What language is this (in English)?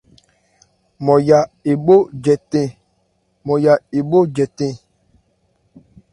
Ebrié